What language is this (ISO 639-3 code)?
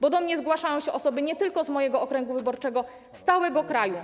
pol